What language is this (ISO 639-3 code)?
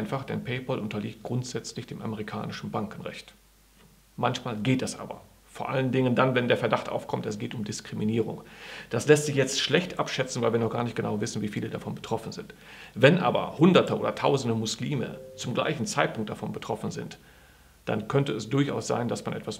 deu